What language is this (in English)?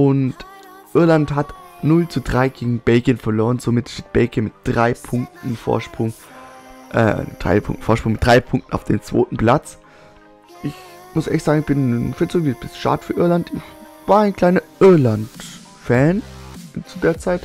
German